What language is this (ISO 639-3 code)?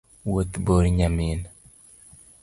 luo